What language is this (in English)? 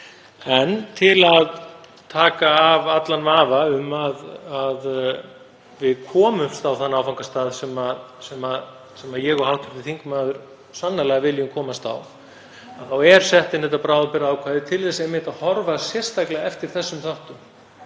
Icelandic